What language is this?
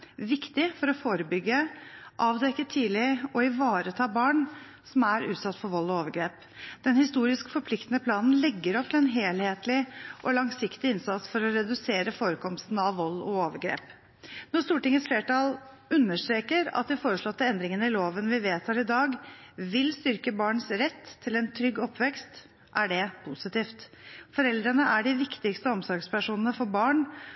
Norwegian Bokmål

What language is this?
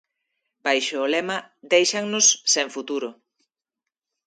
Galician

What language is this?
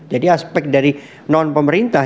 Indonesian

